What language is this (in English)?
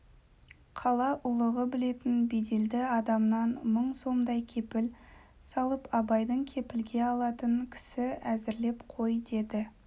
Kazakh